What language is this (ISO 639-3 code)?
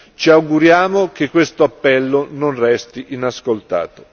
ita